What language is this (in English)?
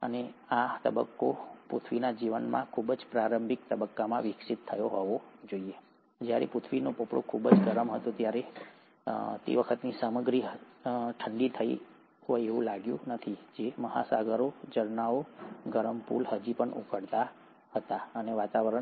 Gujarati